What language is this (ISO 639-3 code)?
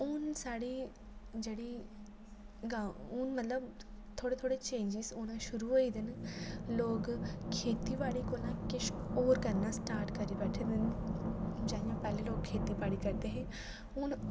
doi